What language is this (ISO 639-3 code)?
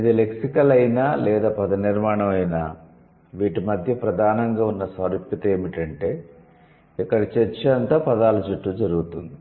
tel